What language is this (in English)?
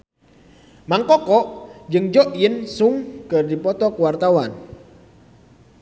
Sundanese